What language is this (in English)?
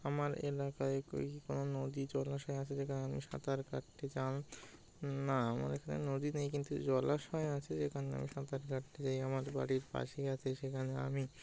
Bangla